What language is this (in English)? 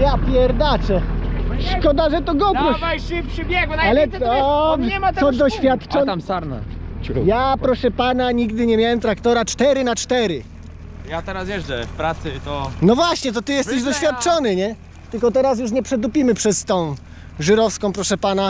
Polish